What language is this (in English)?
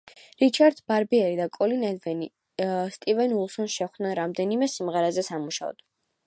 Georgian